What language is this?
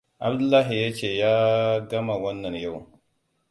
Hausa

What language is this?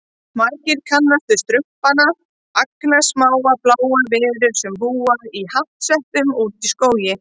Icelandic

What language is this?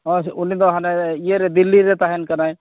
Santali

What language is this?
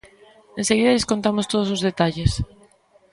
Galician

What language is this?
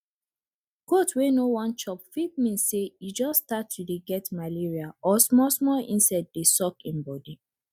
Nigerian Pidgin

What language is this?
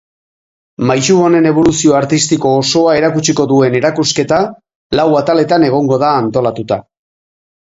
Basque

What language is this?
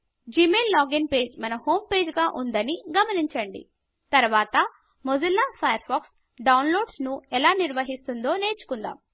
Telugu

